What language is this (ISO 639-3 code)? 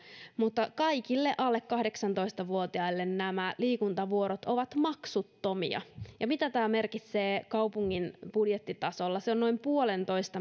fin